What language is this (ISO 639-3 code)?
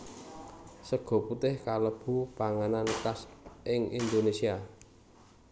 jav